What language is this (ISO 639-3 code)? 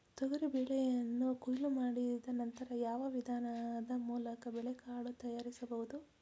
kan